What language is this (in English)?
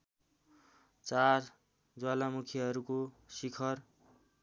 Nepali